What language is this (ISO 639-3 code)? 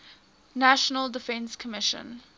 eng